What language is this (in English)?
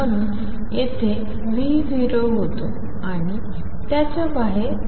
Marathi